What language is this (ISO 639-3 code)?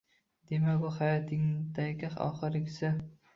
uzb